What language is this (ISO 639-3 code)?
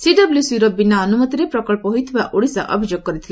ori